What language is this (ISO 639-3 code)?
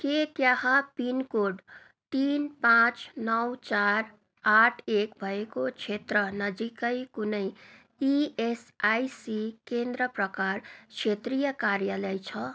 nep